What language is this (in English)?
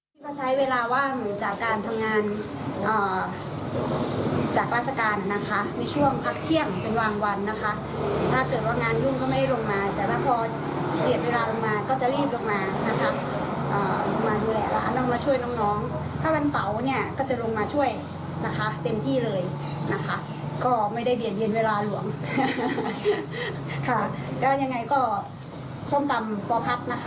Thai